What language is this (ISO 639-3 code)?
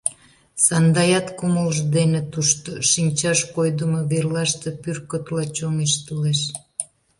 chm